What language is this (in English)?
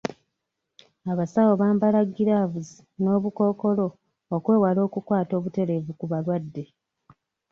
Ganda